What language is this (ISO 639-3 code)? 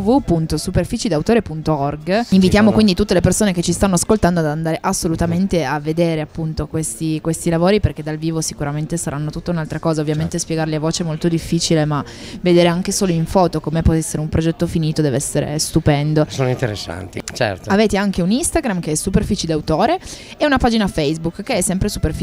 ita